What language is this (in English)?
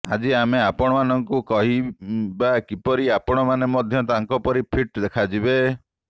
Odia